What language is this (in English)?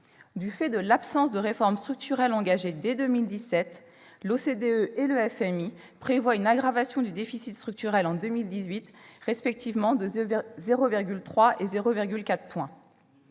French